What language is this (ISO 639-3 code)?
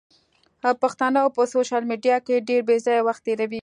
pus